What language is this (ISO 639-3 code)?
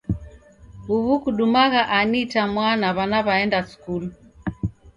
dav